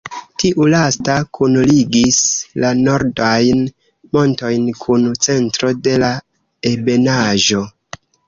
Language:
Esperanto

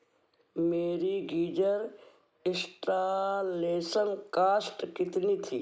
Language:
Hindi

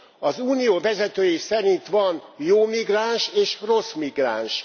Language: Hungarian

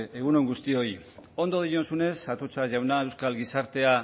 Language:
Basque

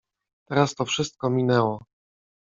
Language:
Polish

